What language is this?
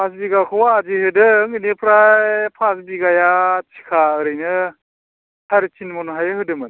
Bodo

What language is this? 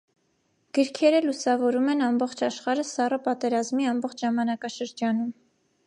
Armenian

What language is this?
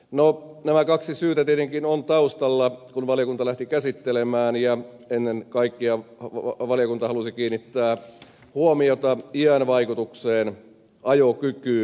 Finnish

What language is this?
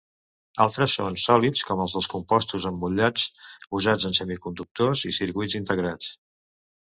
Catalan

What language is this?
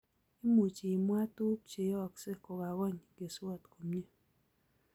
Kalenjin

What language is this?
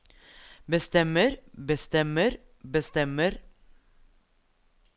Norwegian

